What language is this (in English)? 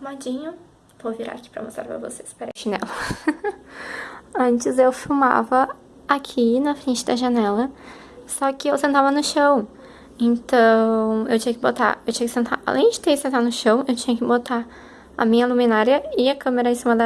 Portuguese